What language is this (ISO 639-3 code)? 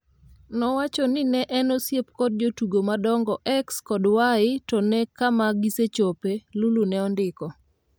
luo